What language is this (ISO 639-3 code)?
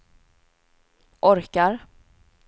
swe